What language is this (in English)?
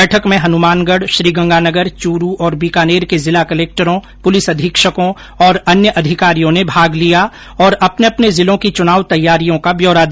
Hindi